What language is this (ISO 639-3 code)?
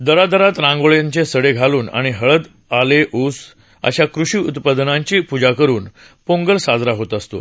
mar